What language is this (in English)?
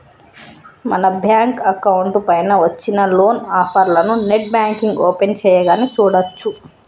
Telugu